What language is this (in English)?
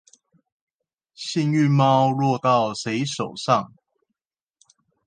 Chinese